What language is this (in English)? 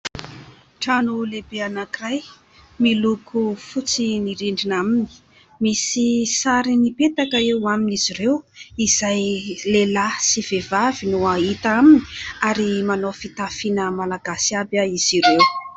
Malagasy